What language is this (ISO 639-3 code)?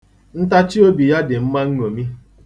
ibo